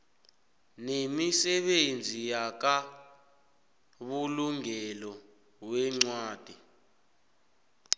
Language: South Ndebele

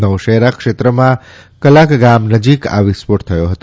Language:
Gujarati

